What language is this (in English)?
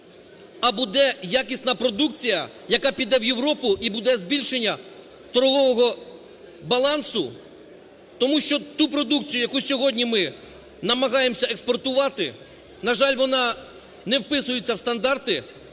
Ukrainian